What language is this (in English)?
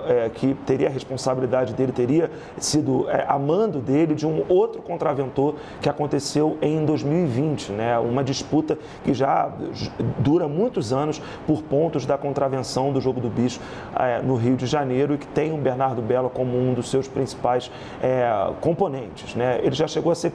Portuguese